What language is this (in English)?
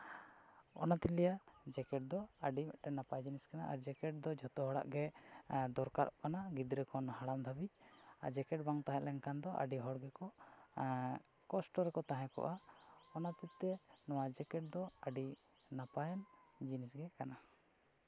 Santali